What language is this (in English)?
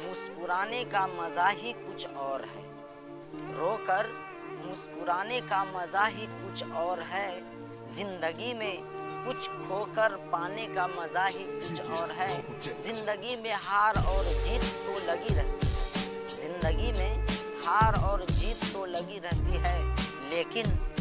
Hindi